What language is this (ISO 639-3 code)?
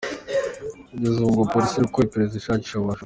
kin